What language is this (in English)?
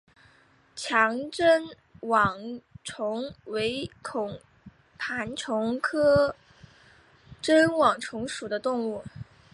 Chinese